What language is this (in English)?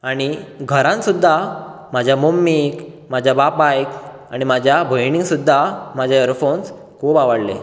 Konkani